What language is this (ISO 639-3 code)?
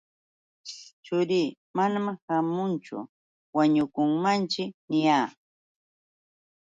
qux